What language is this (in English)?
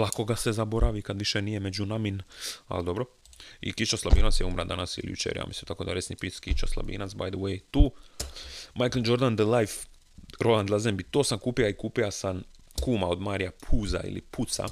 Croatian